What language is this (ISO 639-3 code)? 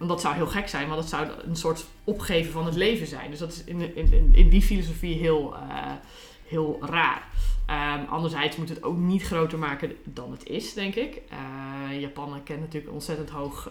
nld